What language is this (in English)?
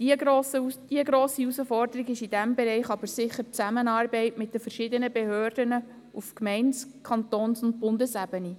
Swiss German